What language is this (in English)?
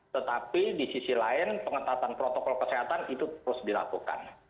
Indonesian